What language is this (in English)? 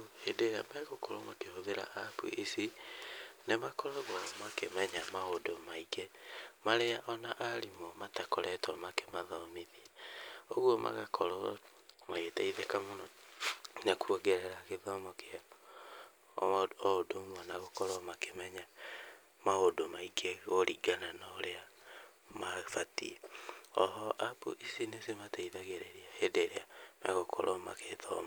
Kikuyu